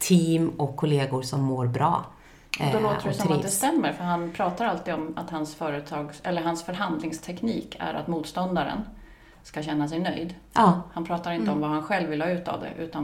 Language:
Swedish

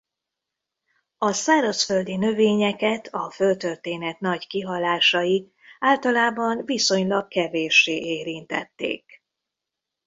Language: Hungarian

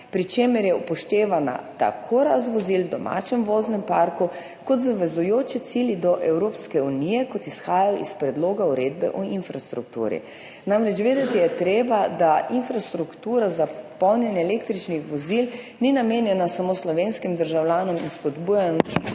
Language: Slovenian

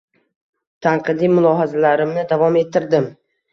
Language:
Uzbek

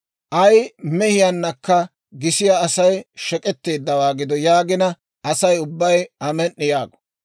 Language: Dawro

